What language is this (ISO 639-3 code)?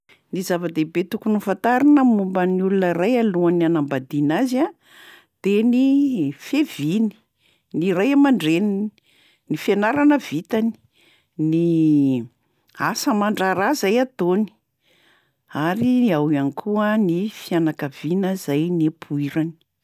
mlg